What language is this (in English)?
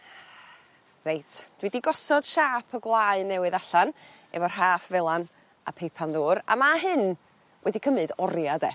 Welsh